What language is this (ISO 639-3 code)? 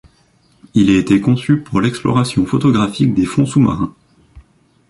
fra